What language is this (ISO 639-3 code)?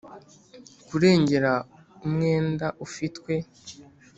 kin